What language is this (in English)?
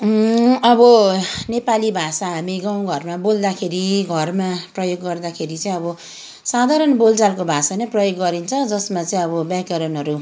Nepali